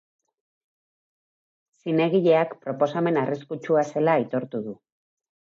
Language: Basque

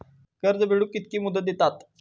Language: Marathi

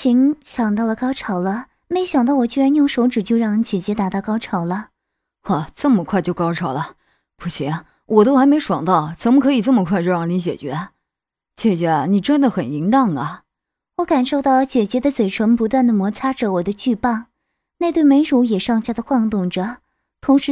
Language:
Chinese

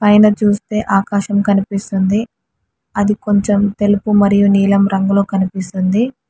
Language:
Telugu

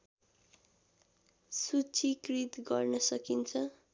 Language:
Nepali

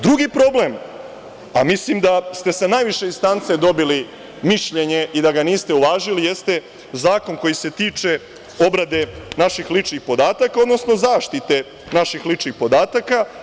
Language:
Serbian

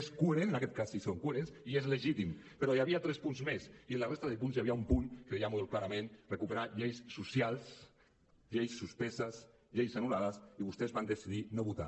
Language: Catalan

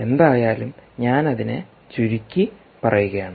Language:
Malayalam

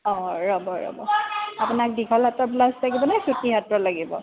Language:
Assamese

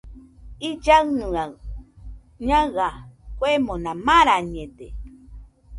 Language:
Nüpode Huitoto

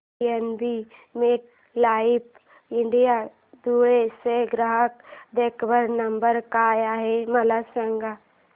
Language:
Marathi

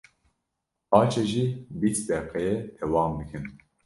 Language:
Kurdish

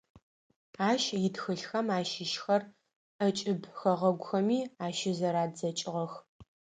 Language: Adyghe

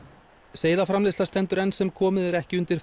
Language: Icelandic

